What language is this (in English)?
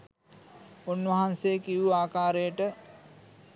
Sinhala